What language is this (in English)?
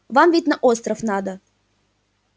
Russian